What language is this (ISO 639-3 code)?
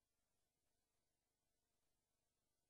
heb